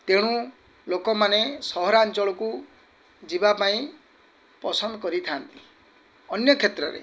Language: Odia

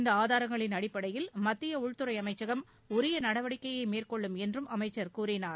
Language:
Tamil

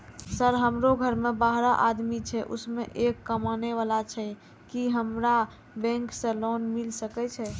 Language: Maithili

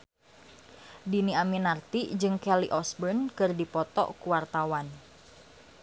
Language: Sundanese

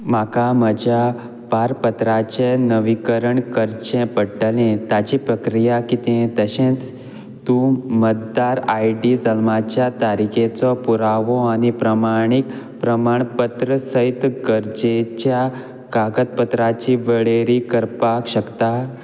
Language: Konkani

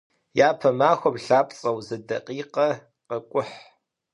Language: Kabardian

